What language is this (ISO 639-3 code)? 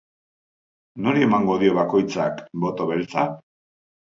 eus